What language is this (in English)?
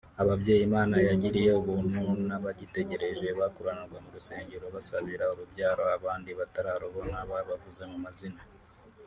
Kinyarwanda